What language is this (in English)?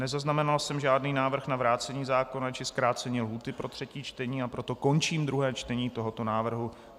Czech